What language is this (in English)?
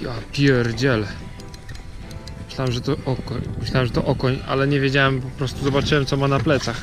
Polish